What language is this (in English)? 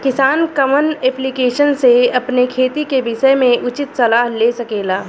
Bhojpuri